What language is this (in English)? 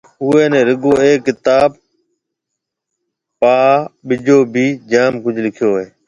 Marwari (Pakistan)